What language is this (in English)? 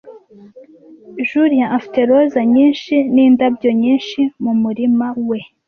Kinyarwanda